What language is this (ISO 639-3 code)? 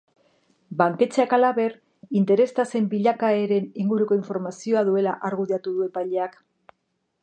eus